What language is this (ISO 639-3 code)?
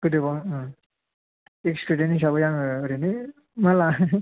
brx